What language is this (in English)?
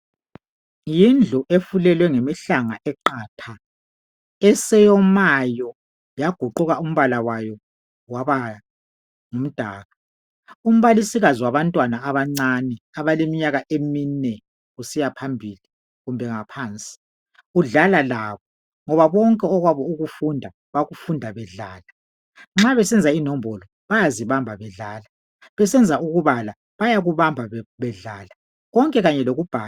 North Ndebele